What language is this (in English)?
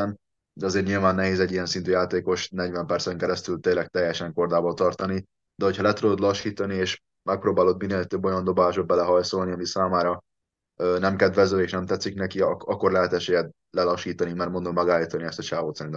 Hungarian